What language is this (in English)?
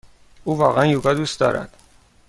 Persian